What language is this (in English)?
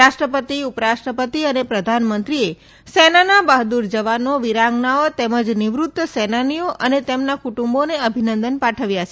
Gujarati